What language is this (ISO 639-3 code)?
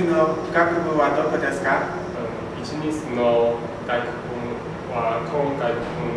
jpn